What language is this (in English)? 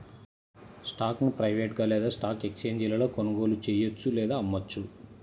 Telugu